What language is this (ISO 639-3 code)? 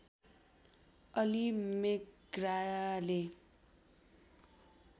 nep